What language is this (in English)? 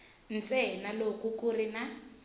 Tsonga